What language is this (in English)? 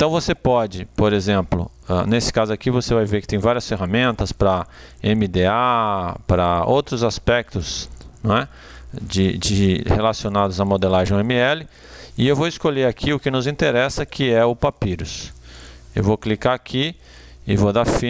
Portuguese